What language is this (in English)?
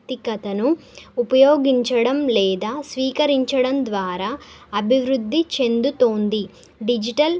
Telugu